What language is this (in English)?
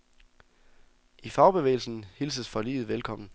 Danish